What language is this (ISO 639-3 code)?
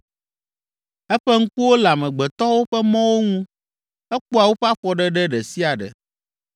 ewe